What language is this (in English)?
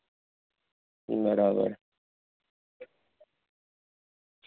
Gujarati